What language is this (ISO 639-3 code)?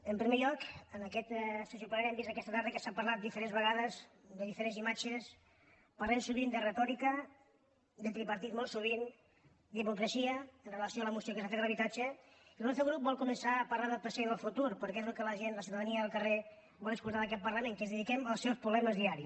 cat